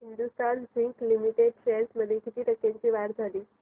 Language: Marathi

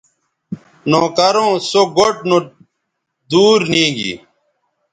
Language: Bateri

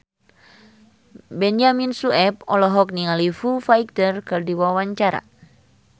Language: Sundanese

